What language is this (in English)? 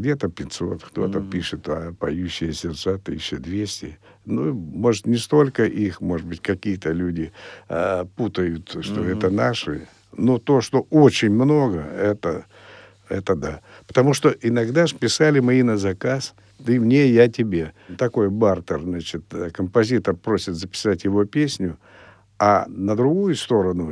Russian